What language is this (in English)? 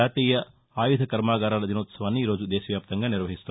Telugu